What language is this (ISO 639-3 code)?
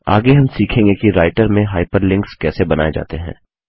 hin